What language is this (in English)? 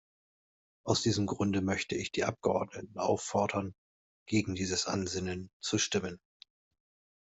German